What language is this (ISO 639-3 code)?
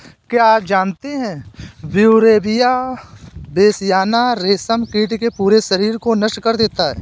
hin